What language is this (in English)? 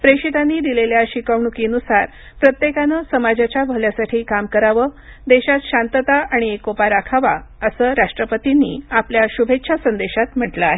Marathi